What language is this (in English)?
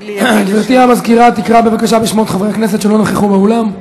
Hebrew